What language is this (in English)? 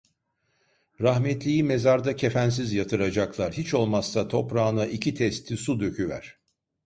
Turkish